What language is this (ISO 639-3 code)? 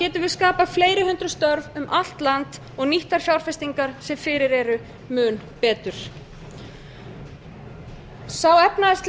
isl